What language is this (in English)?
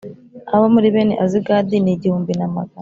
Kinyarwanda